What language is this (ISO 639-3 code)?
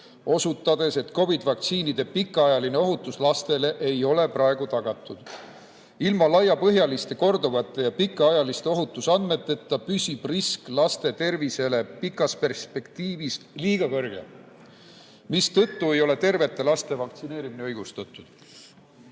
est